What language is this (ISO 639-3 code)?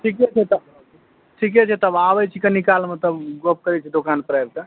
mai